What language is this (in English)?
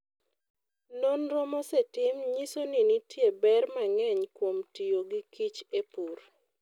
Luo (Kenya and Tanzania)